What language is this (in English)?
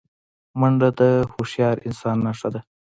Pashto